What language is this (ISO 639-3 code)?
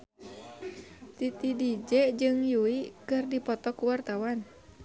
sun